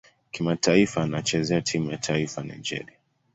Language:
Swahili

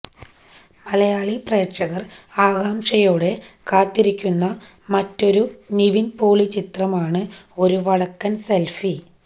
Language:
Malayalam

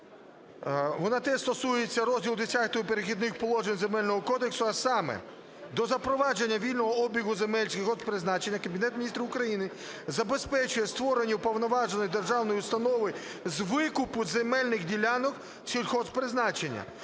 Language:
Ukrainian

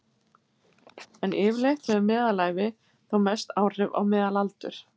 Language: Icelandic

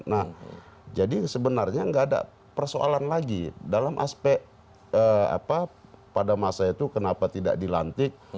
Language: Indonesian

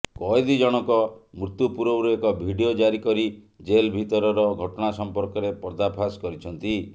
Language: Odia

